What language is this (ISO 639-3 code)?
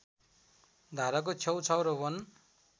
nep